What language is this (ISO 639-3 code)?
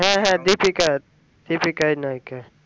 ben